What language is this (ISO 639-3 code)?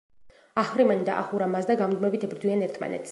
kat